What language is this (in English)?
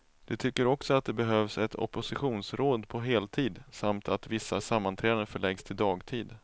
Swedish